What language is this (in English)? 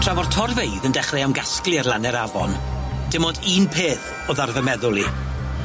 Welsh